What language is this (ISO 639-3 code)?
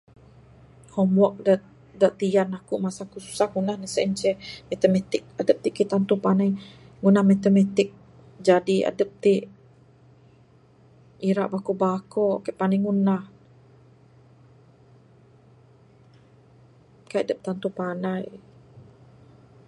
sdo